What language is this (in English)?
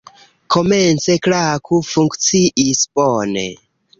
Esperanto